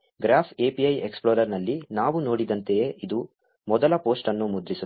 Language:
Kannada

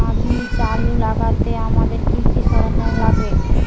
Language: Bangla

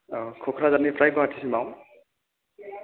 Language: Bodo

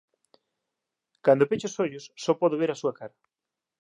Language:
Galician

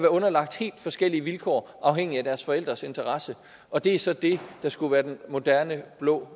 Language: Danish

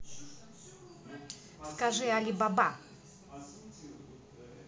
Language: Russian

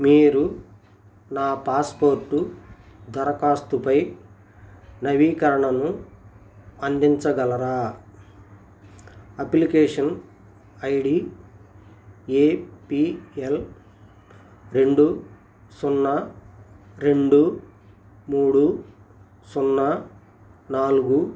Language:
Telugu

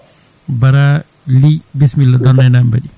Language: Fula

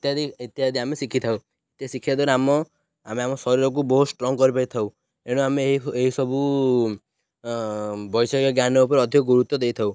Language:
Odia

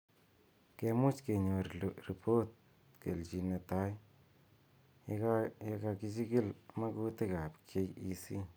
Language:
Kalenjin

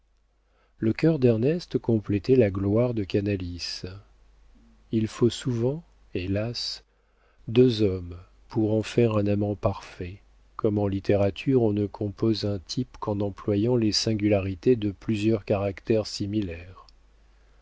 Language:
French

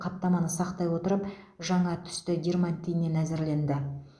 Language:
Kazakh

